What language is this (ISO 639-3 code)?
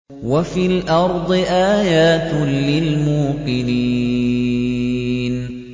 ara